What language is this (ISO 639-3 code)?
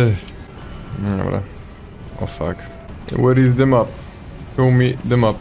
pol